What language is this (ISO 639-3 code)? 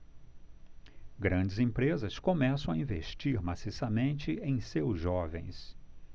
por